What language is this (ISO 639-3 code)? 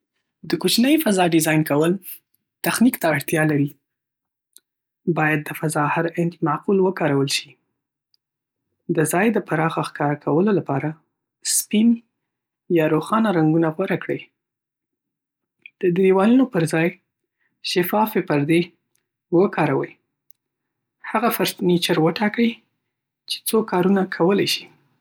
pus